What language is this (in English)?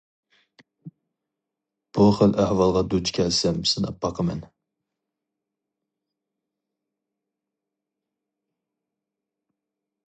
Uyghur